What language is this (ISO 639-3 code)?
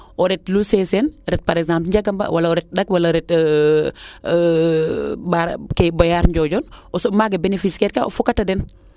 srr